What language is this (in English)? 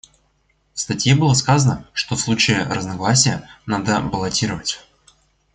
Russian